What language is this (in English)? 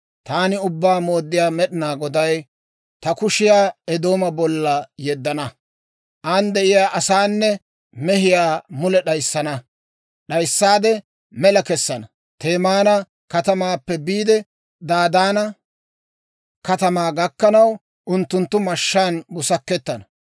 Dawro